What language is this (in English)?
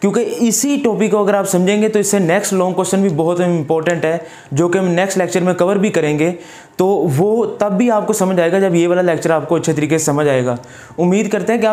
Hindi